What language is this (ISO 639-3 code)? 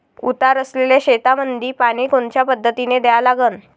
mar